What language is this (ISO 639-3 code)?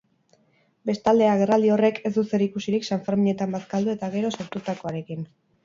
eus